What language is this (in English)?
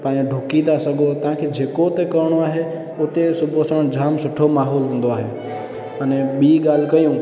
Sindhi